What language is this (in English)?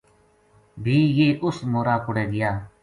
Gujari